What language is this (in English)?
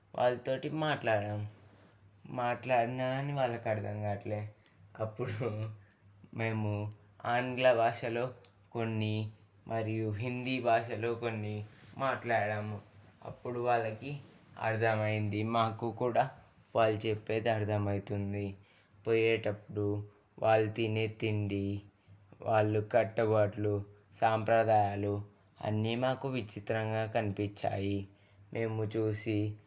Telugu